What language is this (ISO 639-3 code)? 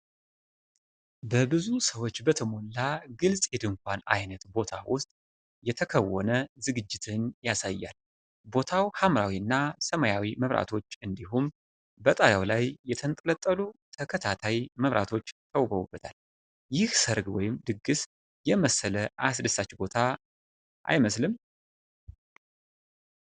amh